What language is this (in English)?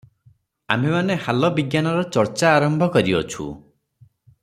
Odia